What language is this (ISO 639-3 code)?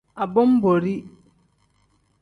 kdh